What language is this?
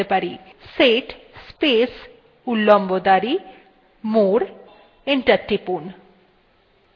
Bangla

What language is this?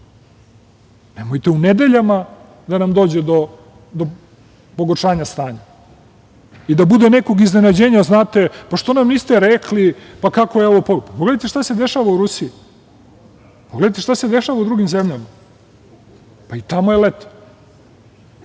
Serbian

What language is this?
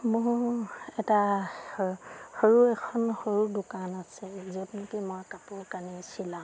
Assamese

